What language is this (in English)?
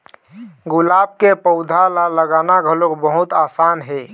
Chhattisgarhi